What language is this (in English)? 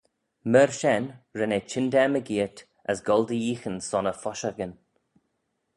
Manx